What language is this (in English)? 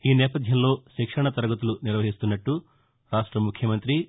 Telugu